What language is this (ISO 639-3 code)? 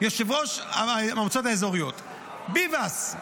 heb